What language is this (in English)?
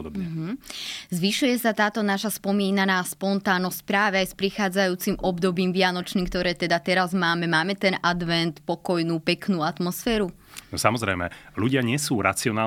Slovak